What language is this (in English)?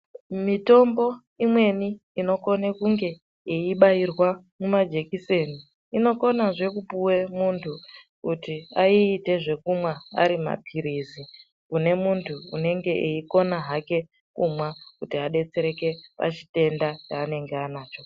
Ndau